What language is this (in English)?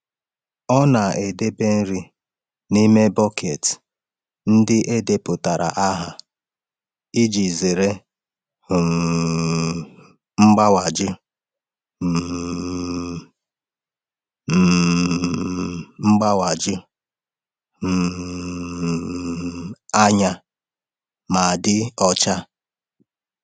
Igbo